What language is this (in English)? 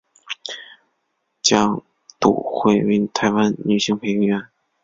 Chinese